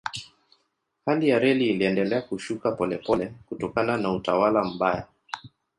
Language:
Swahili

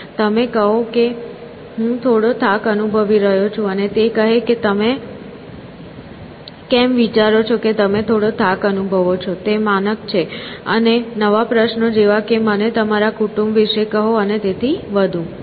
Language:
Gujarati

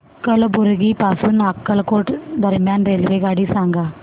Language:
Marathi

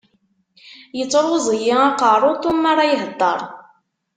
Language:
Kabyle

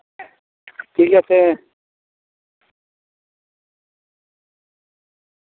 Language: Santali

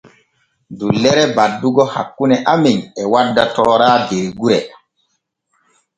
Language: Borgu Fulfulde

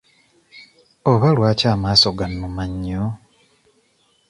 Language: Ganda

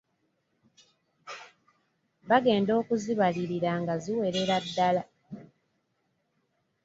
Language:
Ganda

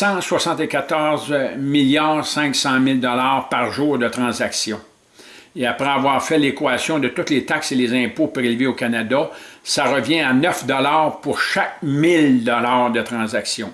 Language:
French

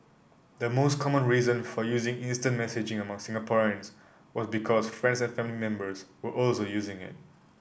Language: English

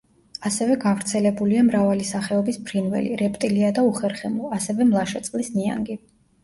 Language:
Georgian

